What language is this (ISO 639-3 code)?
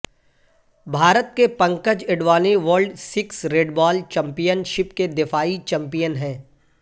urd